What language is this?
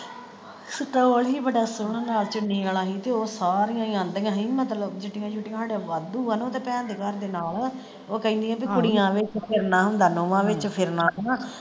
Punjabi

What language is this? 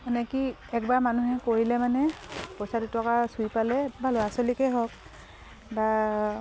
Assamese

